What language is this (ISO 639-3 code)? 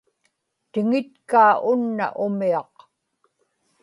ipk